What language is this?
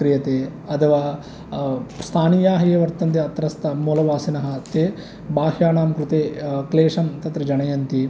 Sanskrit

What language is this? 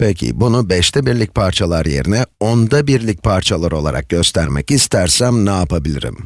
Turkish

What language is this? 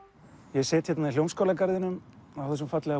Icelandic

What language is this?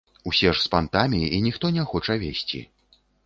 Belarusian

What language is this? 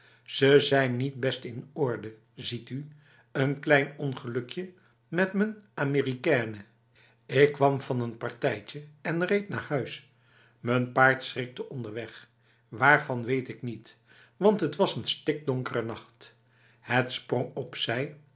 Dutch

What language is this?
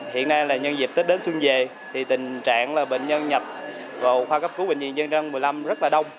Vietnamese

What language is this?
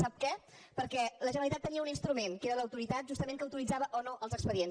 Catalan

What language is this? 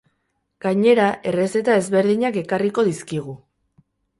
Basque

